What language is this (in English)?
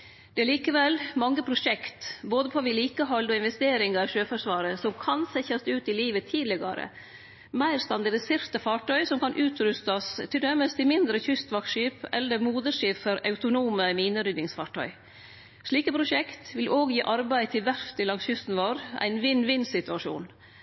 Norwegian Nynorsk